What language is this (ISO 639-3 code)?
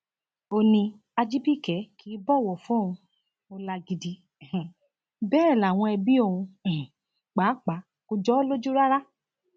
yor